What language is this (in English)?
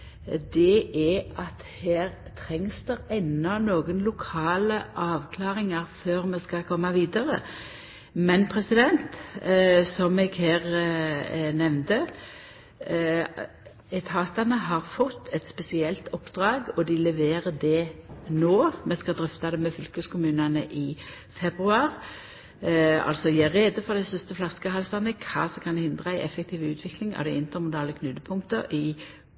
Norwegian Nynorsk